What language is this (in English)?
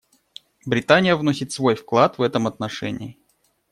Russian